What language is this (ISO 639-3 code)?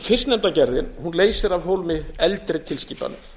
isl